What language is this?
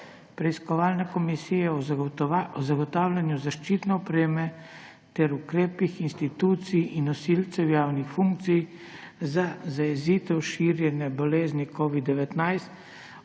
Slovenian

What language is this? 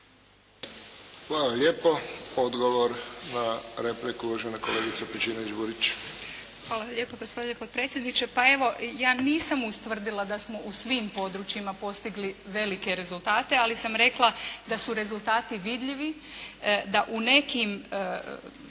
Croatian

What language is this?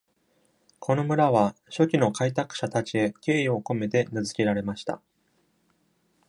Japanese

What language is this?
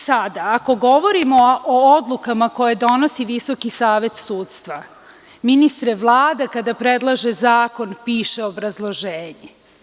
Serbian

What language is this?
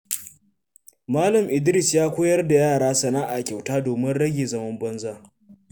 Hausa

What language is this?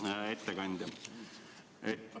Estonian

